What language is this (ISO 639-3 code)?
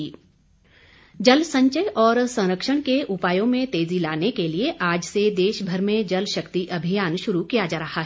hin